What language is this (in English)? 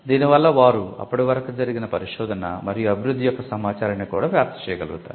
Telugu